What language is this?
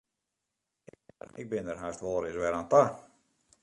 Western Frisian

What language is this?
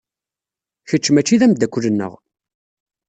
Kabyle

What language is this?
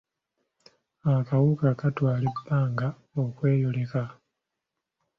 Ganda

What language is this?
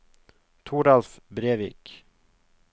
Norwegian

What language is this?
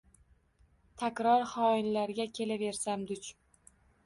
Uzbek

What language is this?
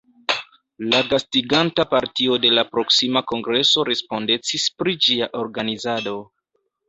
Esperanto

